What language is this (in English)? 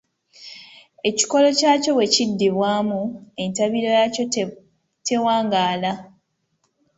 Ganda